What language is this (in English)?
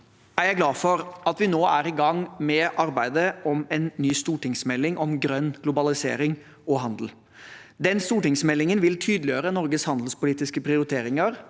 Norwegian